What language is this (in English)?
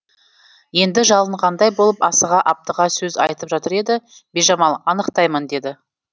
Kazakh